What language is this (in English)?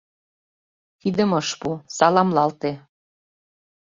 Mari